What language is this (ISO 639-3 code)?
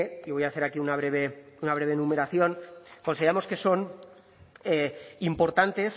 spa